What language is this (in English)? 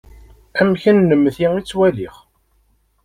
Kabyle